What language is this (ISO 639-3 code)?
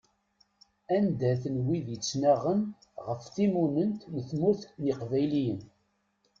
kab